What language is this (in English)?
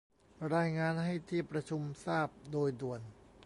Thai